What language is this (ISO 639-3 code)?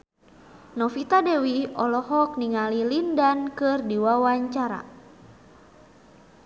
sun